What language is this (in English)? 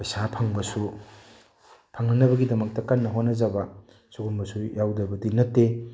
Manipuri